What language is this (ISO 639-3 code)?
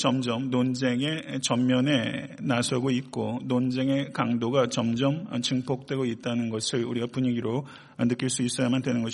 kor